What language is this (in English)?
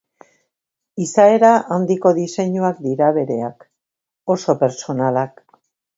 Basque